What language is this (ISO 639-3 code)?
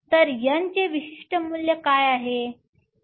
mar